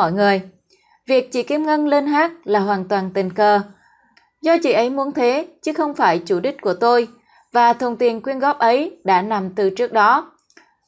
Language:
Vietnamese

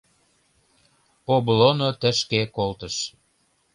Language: Mari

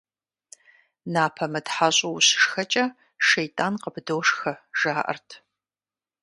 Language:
Kabardian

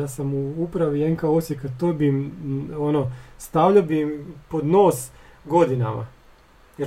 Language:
Croatian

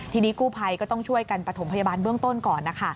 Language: Thai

